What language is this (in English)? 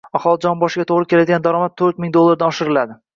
Uzbek